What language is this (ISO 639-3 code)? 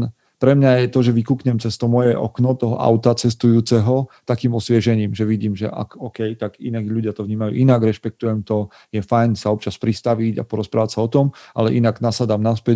slk